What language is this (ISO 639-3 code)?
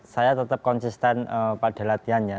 ind